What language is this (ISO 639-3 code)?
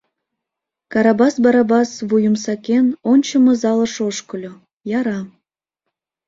chm